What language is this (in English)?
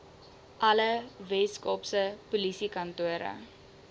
Afrikaans